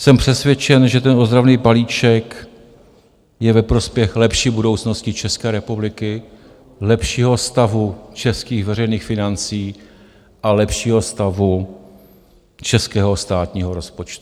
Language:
Czech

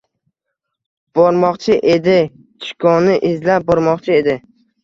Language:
Uzbek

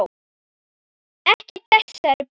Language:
Icelandic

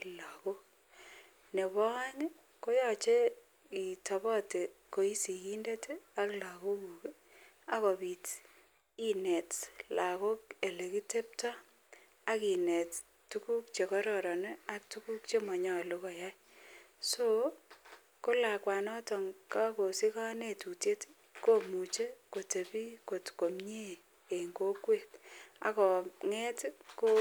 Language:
Kalenjin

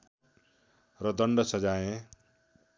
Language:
Nepali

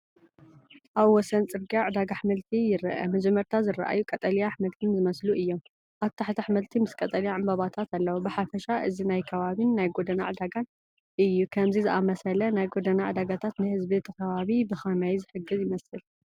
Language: Tigrinya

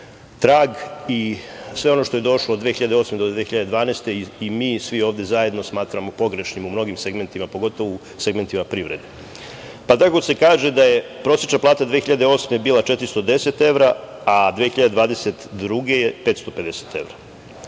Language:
Serbian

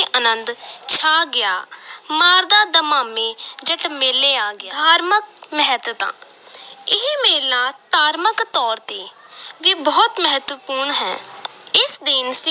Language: Punjabi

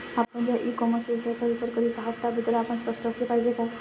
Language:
Marathi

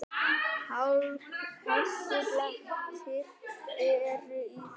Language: Icelandic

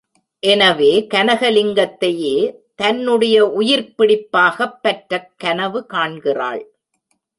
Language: Tamil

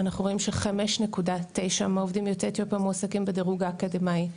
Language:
Hebrew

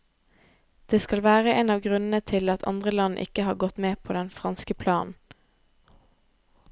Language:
Norwegian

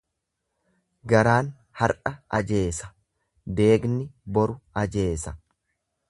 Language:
Oromo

